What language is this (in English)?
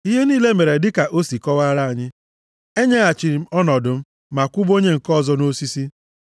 Igbo